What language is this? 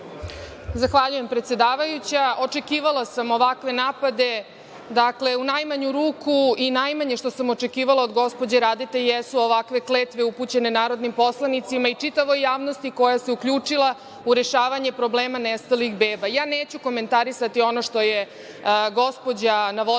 Serbian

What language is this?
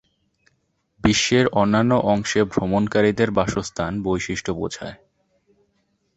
Bangla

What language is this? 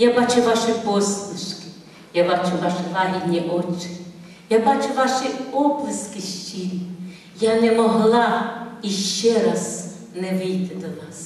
Ukrainian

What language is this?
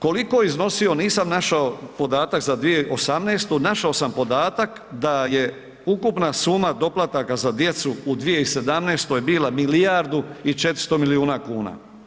Croatian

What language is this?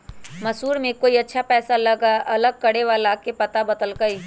Magahi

